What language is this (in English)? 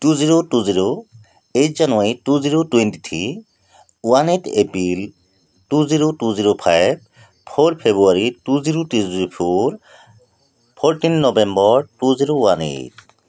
Assamese